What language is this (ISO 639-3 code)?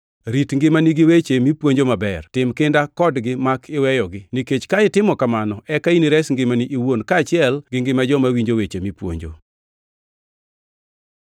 luo